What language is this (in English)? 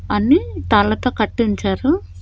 Telugu